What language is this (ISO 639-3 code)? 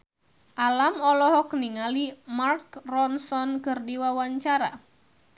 sun